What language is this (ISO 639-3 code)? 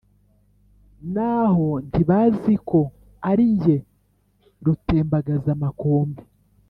kin